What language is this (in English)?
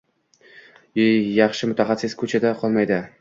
Uzbek